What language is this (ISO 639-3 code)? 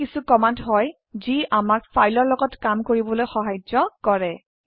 asm